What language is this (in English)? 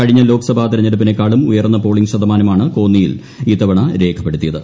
Malayalam